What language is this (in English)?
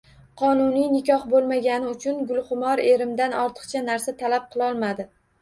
Uzbek